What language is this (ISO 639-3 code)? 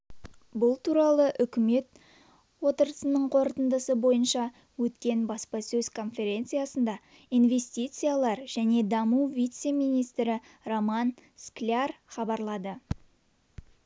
kaz